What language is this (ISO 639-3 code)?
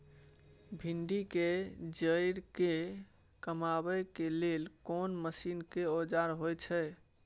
mai